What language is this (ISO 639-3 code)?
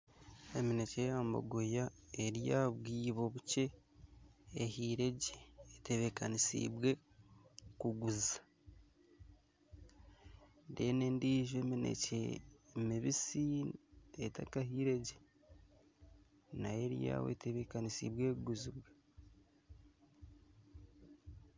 nyn